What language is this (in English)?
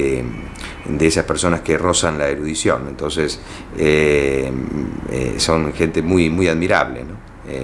Spanish